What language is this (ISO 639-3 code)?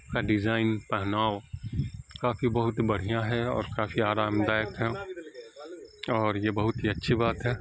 urd